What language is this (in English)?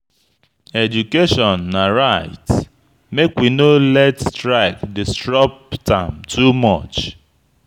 Nigerian Pidgin